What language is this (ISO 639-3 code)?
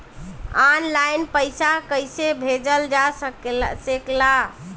bho